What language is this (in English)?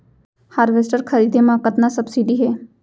Chhattisgarhi